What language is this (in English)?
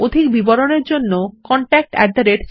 Bangla